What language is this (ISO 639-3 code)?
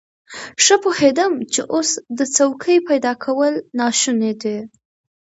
pus